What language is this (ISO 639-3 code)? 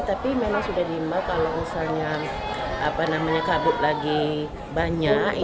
ind